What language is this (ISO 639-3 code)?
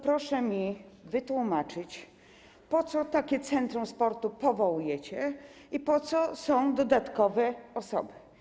pol